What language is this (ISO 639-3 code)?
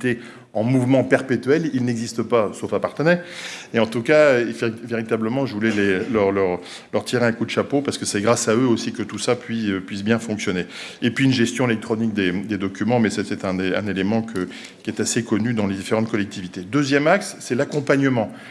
fra